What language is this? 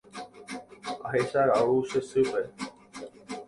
Guarani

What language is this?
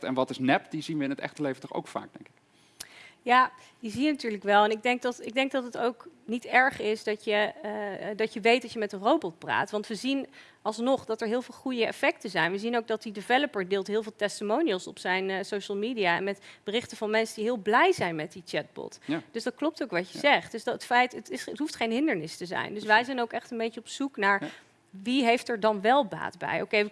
Dutch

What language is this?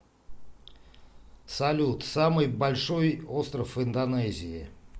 Russian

